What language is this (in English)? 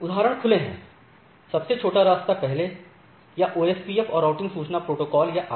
Hindi